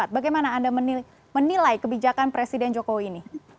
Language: Indonesian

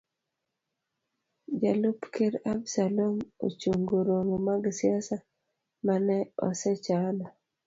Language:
Luo (Kenya and Tanzania)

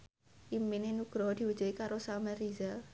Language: Javanese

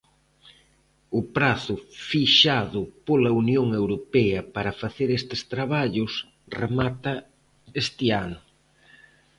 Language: Galician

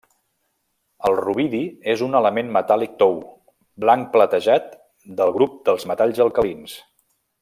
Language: Catalan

